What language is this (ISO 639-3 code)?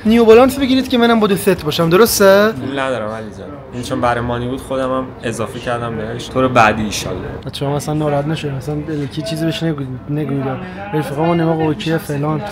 fas